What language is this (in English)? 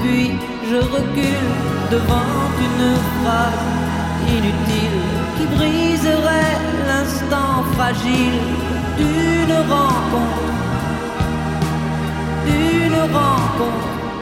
French